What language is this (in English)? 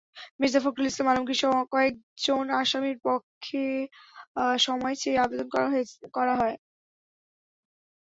Bangla